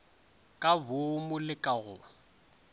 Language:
Northern Sotho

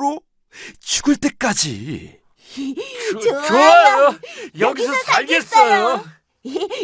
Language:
Korean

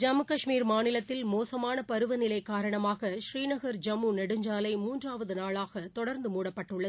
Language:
Tamil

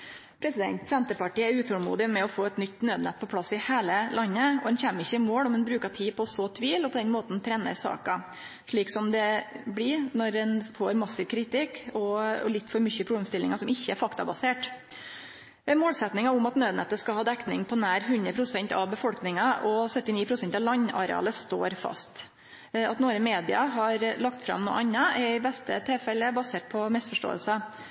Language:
Norwegian Nynorsk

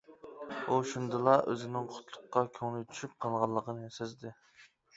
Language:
Uyghur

